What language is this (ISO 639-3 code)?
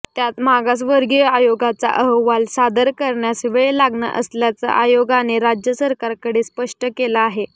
mar